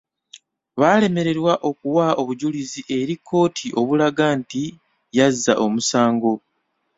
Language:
Ganda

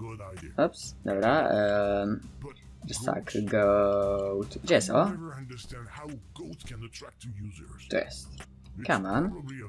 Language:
Polish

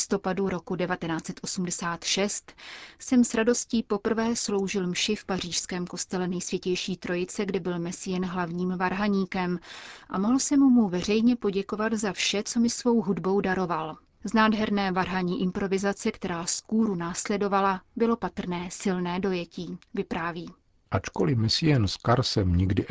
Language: Czech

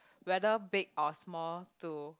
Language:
English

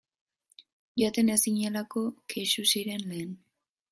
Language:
Basque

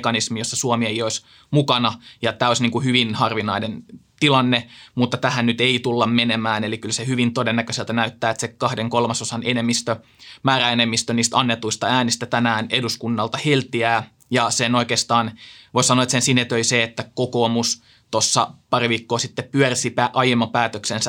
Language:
Finnish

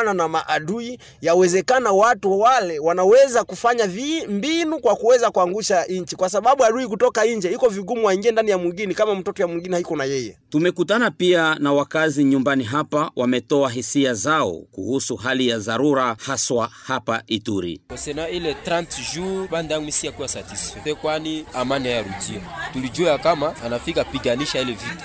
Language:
Swahili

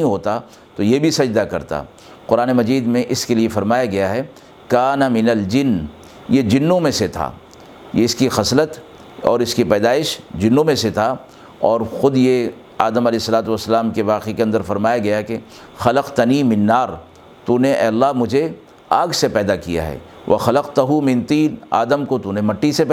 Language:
Urdu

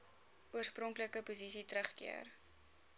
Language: Afrikaans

